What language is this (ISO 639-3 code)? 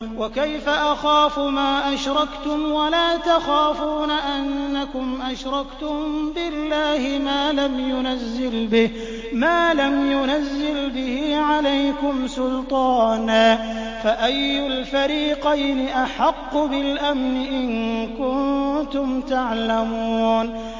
ara